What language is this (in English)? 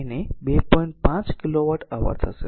Gujarati